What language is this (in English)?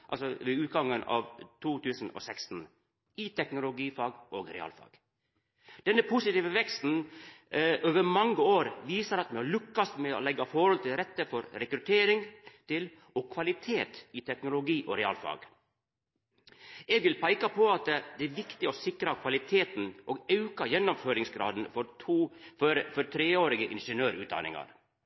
Norwegian Nynorsk